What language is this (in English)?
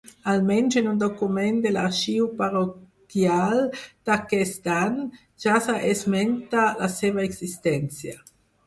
Catalan